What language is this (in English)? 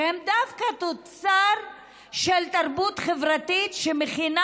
Hebrew